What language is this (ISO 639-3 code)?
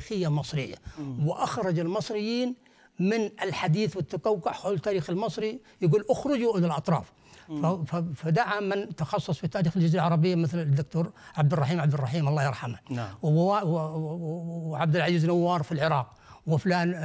ara